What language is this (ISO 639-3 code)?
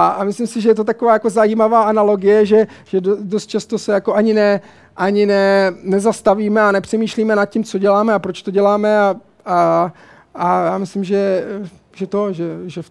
ces